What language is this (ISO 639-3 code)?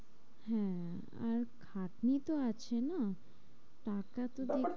ben